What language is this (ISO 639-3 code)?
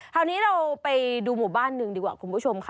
tha